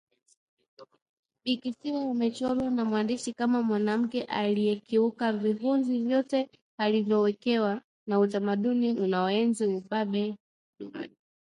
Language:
Swahili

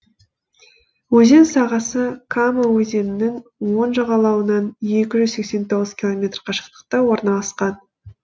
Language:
Kazakh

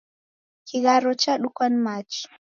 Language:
Taita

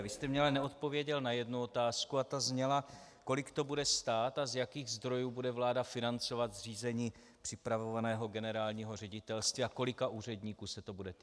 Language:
Czech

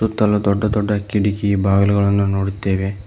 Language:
Kannada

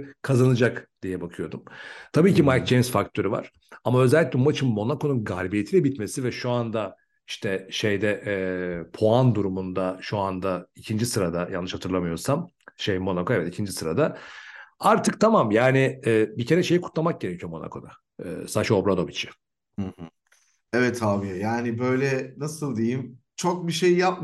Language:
Turkish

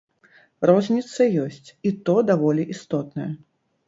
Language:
Belarusian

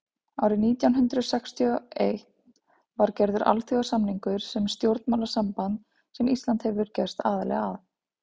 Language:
Icelandic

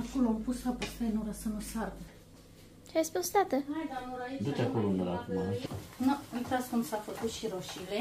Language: Romanian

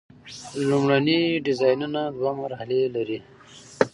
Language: Pashto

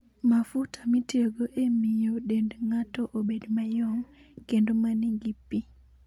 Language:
Luo (Kenya and Tanzania)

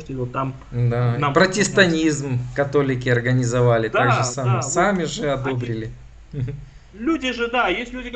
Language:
Russian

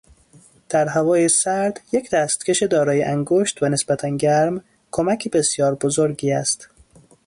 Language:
Persian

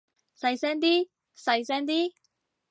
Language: Cantonese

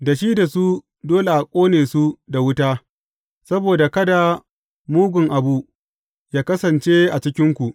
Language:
Hausa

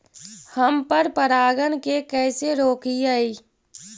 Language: Magahi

